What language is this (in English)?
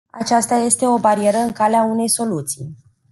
Romanian